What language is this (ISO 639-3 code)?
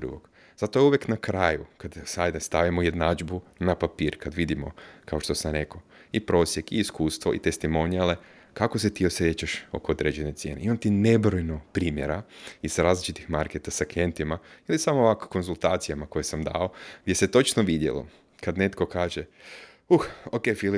hrv